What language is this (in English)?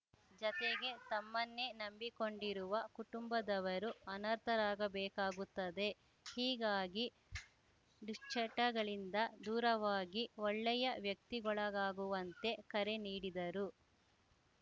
Kannada